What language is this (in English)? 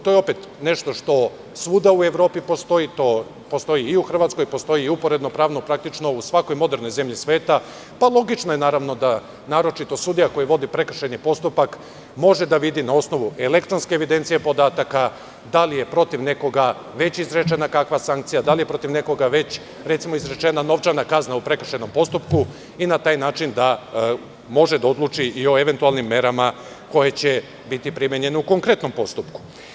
Serbian